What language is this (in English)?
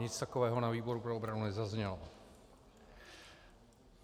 Czech